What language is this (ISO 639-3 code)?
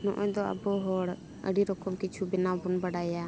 sat